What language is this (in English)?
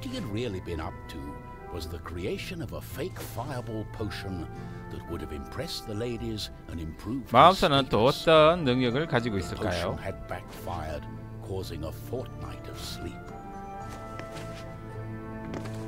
Korean